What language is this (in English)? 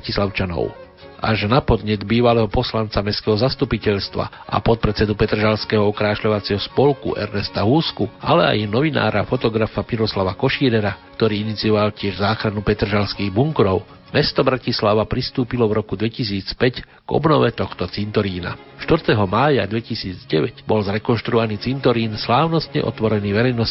Slovak